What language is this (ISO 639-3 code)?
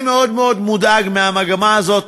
heb